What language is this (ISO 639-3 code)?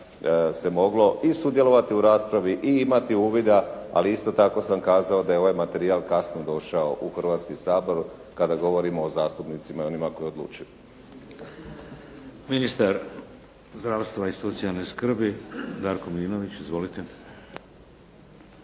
hrv